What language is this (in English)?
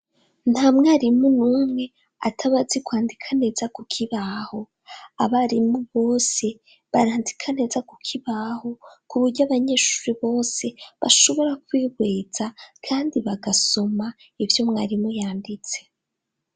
Rundi